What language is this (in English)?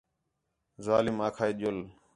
Khetrani